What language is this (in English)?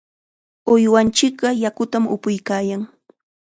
Chiquián Ancash Quechua